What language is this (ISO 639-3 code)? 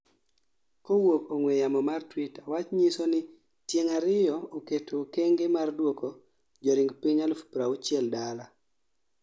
luo